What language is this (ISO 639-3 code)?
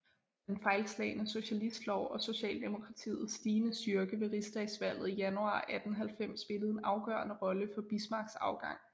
dan